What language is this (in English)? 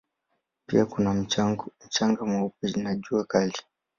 Swahili